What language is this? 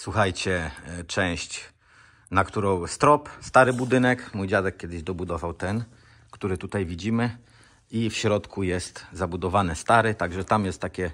Polish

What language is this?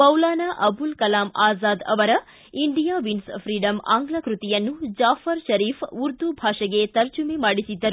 Kannada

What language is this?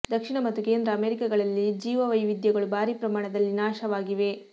Kannada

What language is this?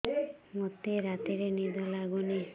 Odia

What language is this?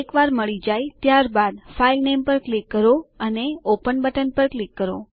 Gujarati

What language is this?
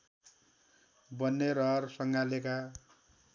Nepali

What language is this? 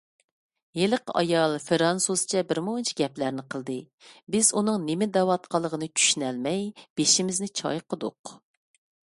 Uyghur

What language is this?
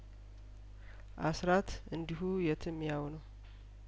Amharic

